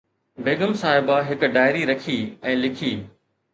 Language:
Sindhi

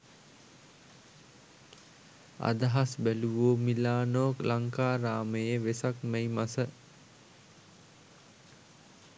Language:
Sinhala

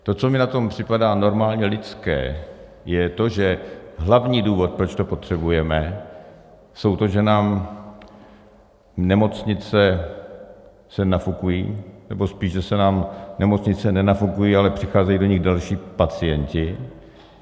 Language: Czech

